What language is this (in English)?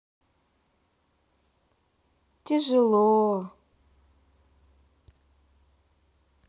Russian